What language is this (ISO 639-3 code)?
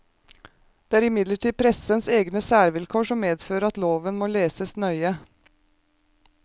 nor